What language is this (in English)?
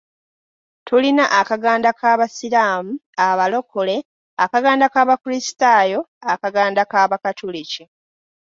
Ganda